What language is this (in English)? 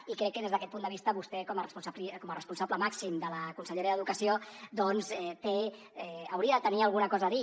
Catalan